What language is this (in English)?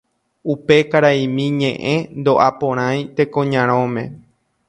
Guarani